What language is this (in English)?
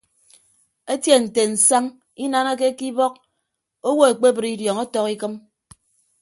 Ibibio